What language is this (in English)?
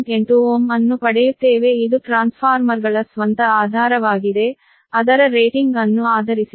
Kannada